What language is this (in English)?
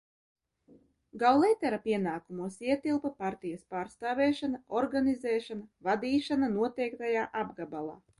Latvian